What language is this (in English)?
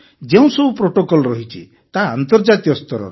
Odia